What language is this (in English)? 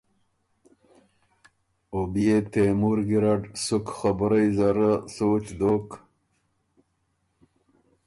Ormuri